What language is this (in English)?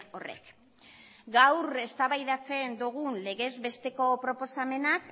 Basque